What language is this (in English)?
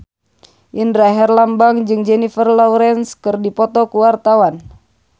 Sundanese